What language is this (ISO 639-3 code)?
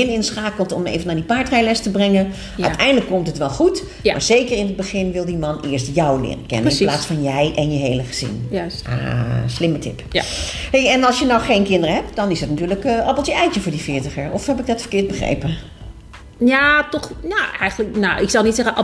nld